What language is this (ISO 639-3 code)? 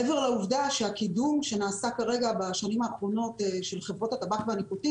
heb